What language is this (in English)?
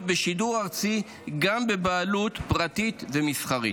Hebrew